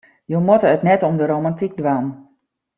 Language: Western Frisian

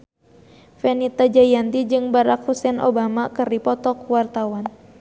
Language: Sundanese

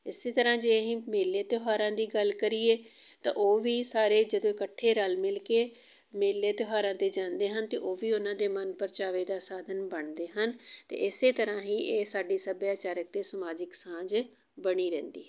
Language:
Punjabi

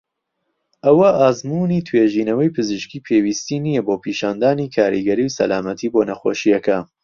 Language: Central Kurdish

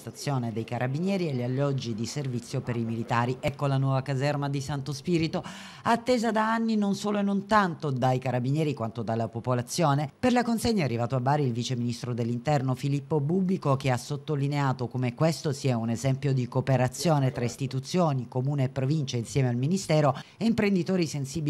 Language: Italian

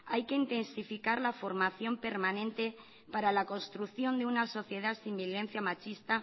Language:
Spanish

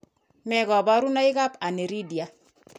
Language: Kalenjin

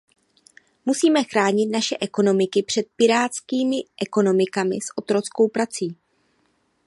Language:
Czech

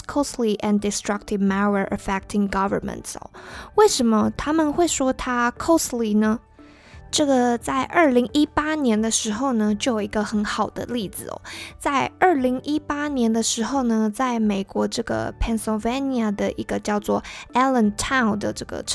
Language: Chinese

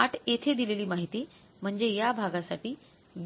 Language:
Marathi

